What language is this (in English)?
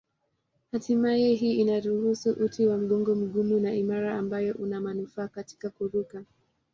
Swahili